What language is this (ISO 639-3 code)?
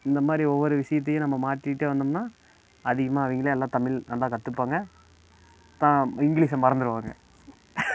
tam